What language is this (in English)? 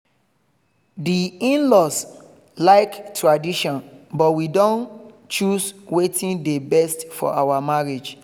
Nigerian Pidgin